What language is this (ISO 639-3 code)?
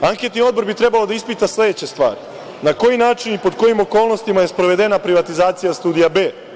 srp